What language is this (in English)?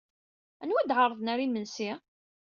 Kabyle